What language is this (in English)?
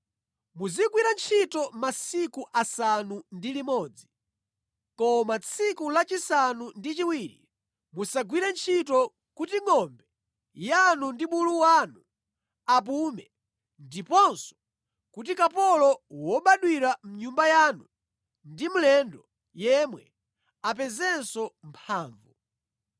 Nyanja